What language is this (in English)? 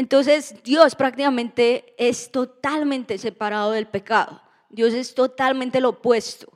Spanish